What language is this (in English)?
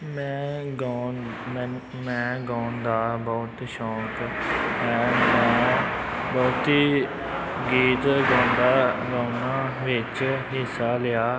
Punjabi